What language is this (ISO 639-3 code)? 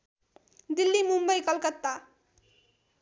nep